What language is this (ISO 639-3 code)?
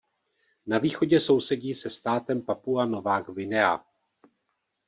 ces